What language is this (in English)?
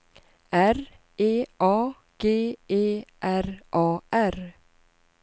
Swedish